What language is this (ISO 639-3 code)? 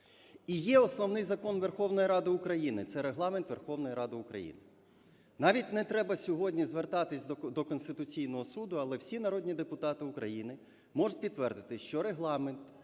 ukr